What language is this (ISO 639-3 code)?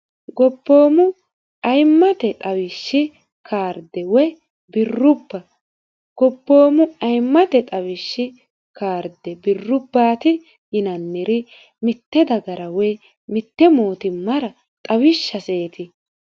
sid